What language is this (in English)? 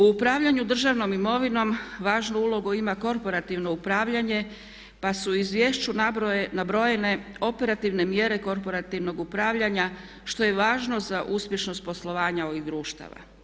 Croatian